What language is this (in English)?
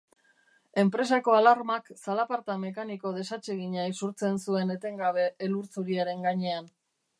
Basque